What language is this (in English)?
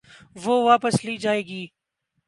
Urdu